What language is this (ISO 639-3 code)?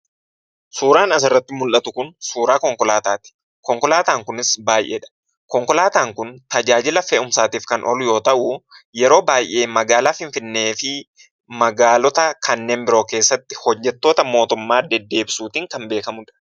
orm